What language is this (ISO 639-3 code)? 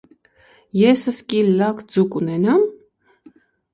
hye